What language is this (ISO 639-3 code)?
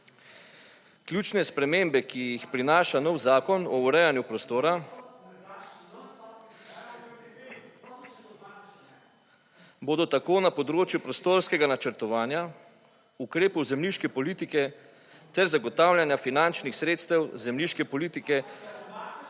slv